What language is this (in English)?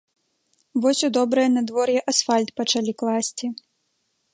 Belarusian